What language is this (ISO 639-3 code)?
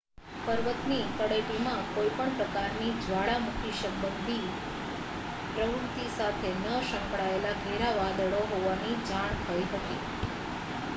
guj